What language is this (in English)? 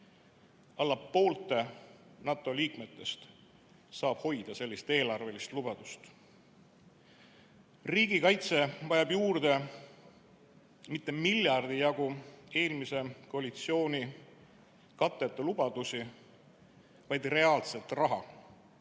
Estonian